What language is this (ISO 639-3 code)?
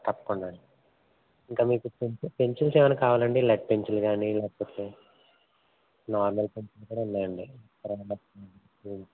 tel